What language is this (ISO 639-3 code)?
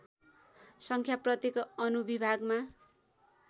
nep